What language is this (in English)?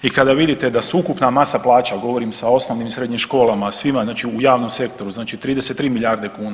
Croatian